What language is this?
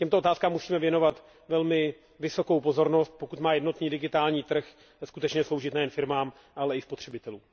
Czech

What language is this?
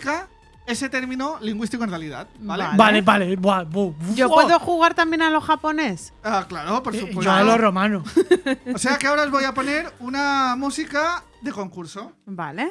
Spanish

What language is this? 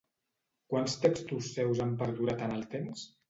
Catalan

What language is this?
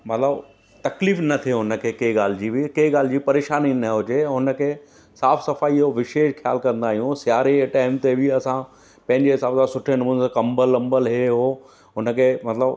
Sindhi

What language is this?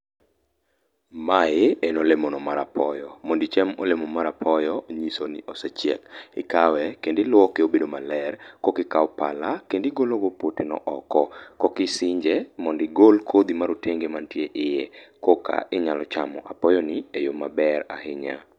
Luo (Kenya and Tanzania)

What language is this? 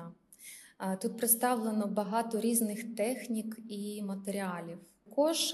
Ukrainian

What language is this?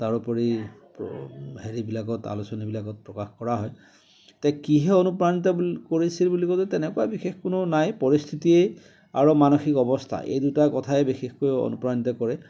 Assamese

